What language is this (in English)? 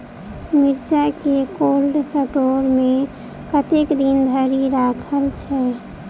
Maithili